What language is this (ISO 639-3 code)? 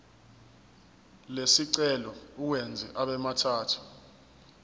zul